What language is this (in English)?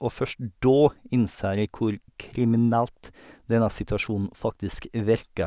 Norwegian